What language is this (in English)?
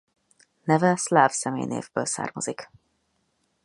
Hungarian